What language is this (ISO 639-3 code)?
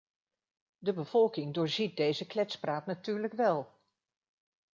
nld